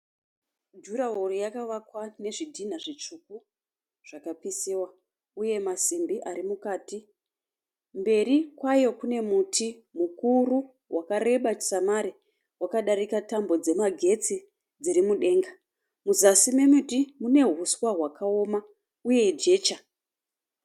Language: Shona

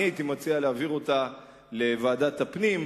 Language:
Hebrew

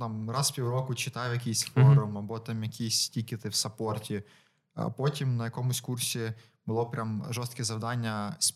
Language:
Ukrainian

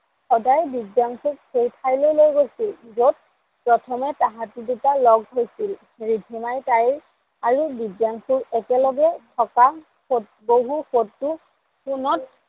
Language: Assamese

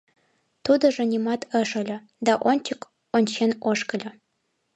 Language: Mari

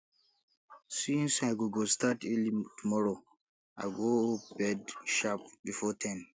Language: Nigerian Pidgin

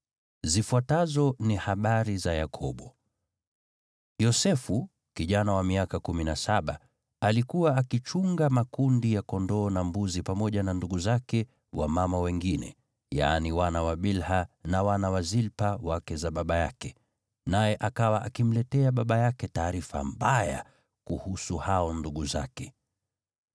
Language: Swahili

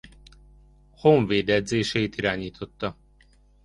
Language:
Hungarian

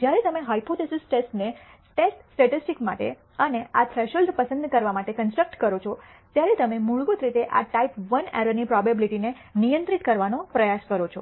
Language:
Gujarati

